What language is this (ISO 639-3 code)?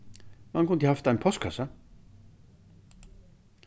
fao